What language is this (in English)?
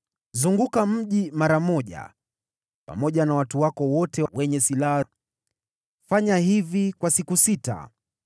Swahili